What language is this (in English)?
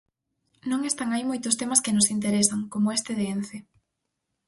Galician